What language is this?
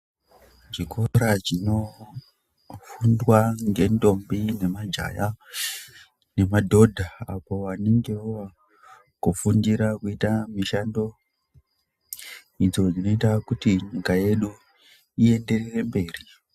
Ndau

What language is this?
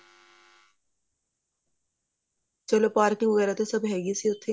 Punjabi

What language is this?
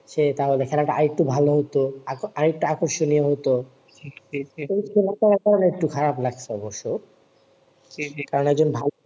Bangla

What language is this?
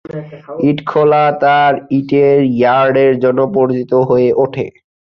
Bangla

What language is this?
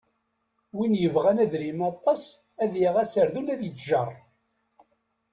Kabyle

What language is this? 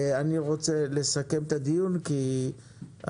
Hebrew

